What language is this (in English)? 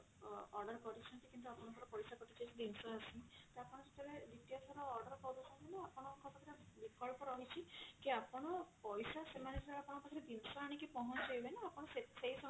Odia